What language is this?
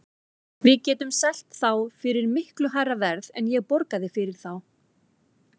Icelandic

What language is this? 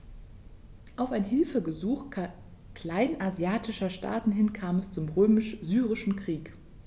German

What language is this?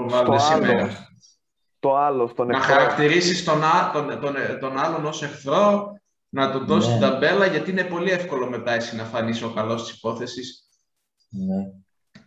Greek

